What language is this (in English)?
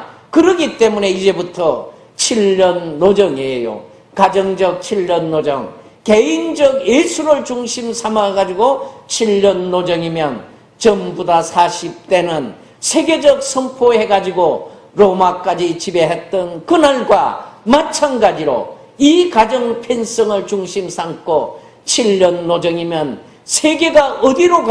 Korean